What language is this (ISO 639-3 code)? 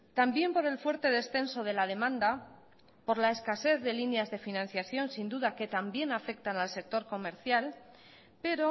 spa